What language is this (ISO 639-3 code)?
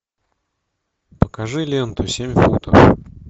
rus